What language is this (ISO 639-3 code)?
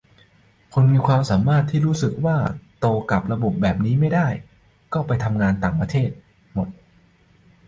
tha